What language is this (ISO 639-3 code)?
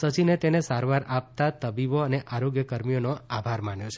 guj